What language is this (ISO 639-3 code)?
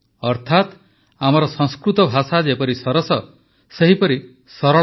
ori